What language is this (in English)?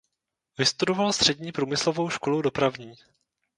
Czech